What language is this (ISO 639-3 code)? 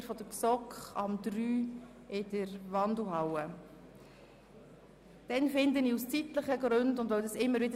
gsw